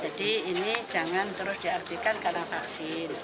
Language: Indonesian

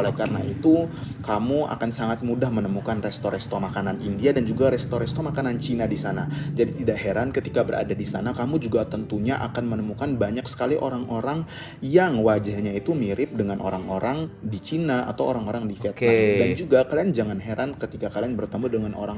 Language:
Indonesian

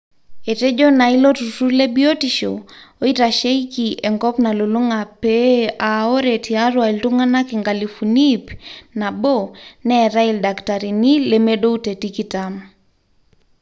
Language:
Masai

